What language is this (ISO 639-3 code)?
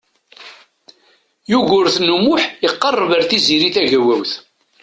kab